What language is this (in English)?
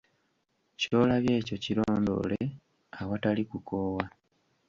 Ganda